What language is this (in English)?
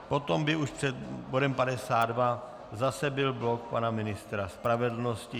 Czech